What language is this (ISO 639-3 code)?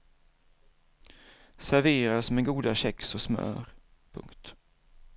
swe